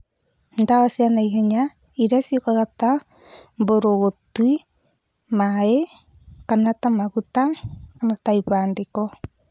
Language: Kikuyu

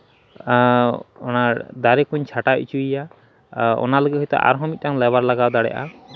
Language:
Santali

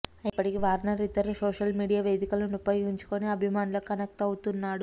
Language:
Telugu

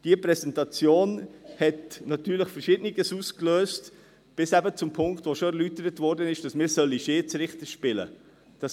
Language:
Swiss German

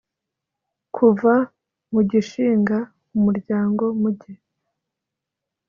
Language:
Kinyarwanda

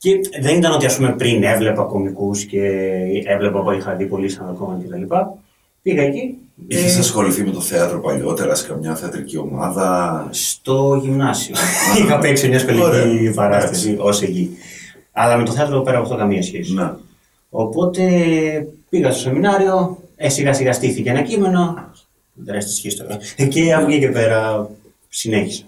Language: Greek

